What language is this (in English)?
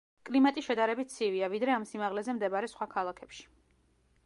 Georgian